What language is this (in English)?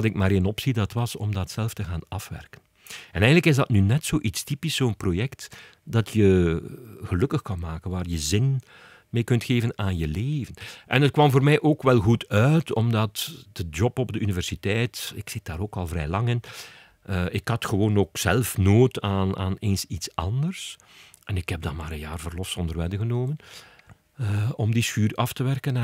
Dutch